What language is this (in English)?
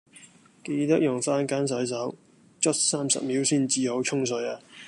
Cantonese